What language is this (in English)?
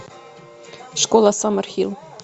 Russian